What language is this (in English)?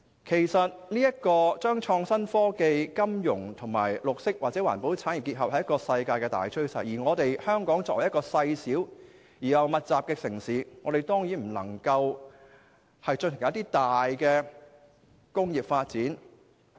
Cantonese